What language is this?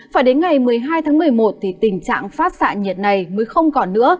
Vietnamese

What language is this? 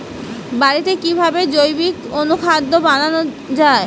Bangla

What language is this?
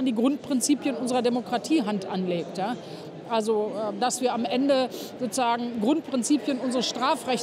German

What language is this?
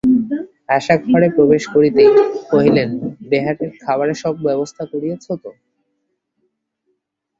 Bangla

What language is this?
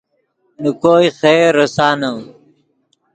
Yidgha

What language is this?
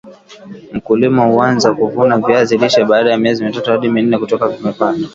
Swahili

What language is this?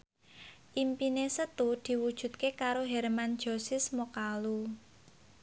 Javanese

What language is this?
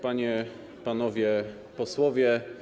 Polish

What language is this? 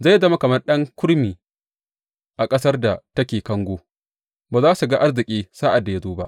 Hausa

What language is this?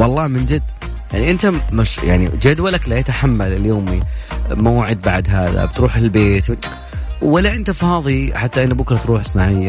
Arabic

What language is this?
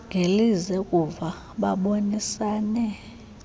Xhosa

